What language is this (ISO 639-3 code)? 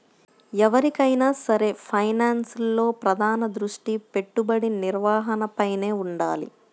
tel